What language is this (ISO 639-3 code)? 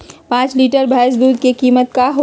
mag